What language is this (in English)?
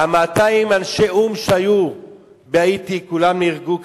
Hebrew